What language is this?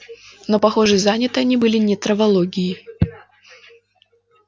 Russian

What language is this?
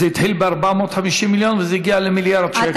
Hebrew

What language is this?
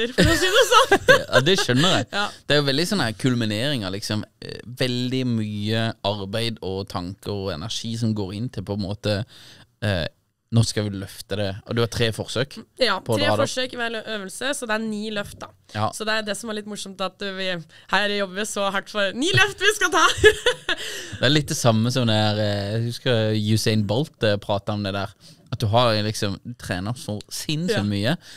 Norwegian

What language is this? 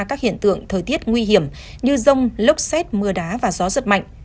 Vietnamese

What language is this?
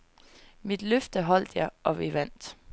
Danish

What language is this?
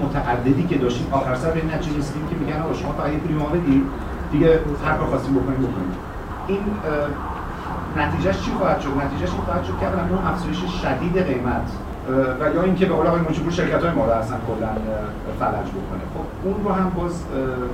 Persian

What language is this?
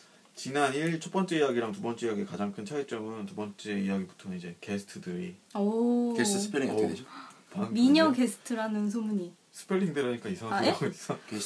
Korean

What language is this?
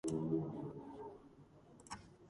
Georgian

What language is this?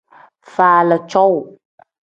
Tem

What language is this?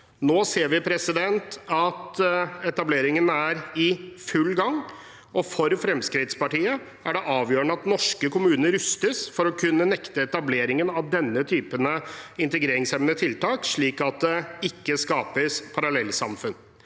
Norwegian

